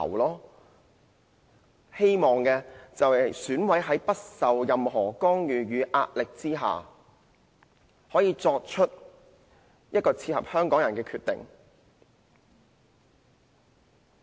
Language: Cantonese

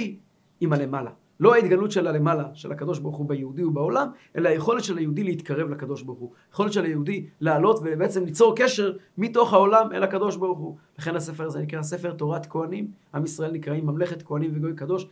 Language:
Hebrew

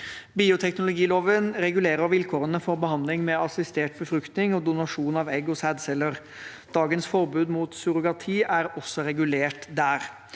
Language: Norwegian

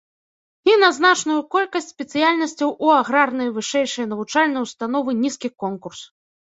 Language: Belarusian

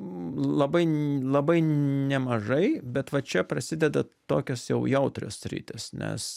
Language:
Lithuanian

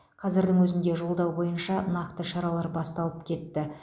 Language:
Kazakh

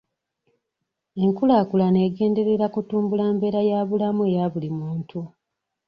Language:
Ganda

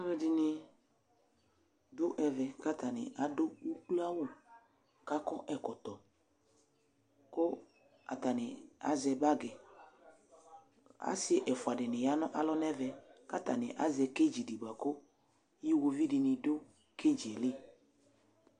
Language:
Ikposo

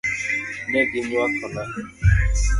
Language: Luo (Kenya and Tanzania)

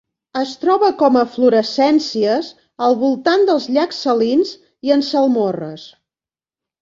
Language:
Catalan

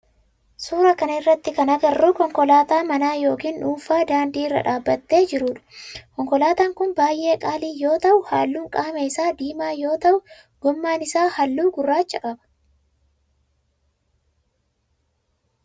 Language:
Oromo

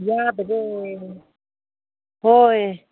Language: Manipuri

